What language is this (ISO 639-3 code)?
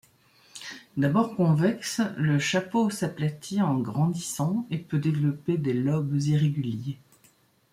fra